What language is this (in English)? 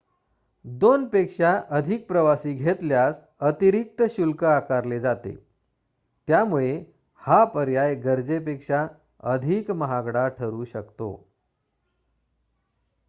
Marathi